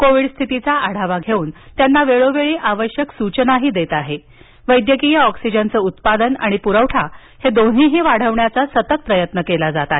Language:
Marathi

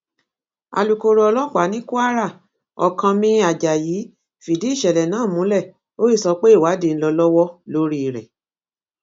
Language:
Yoruba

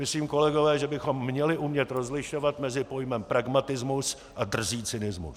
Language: Czech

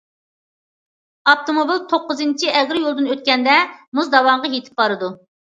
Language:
Uyghur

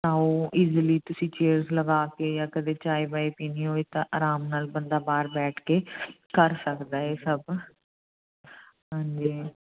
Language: Punjabi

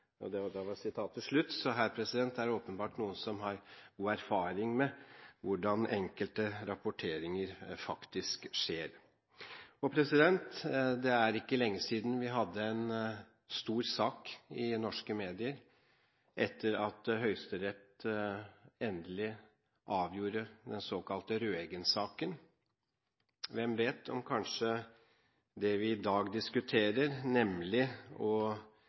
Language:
Norwegian Bokmål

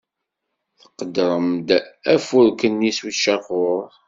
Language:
Kabyle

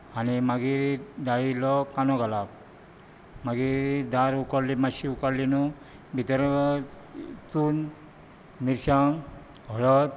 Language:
Konkani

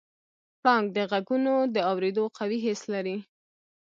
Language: Pashto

